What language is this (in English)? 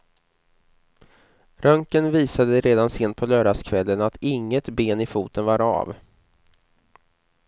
Swedish